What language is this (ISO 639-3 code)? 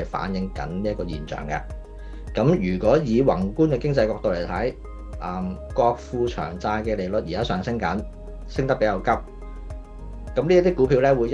zho